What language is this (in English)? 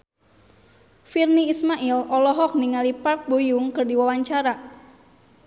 Sundanese